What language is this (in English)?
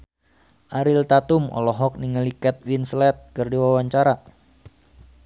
Sundanese